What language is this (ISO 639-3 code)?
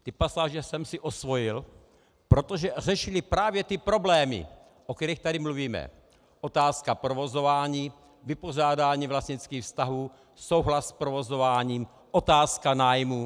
ces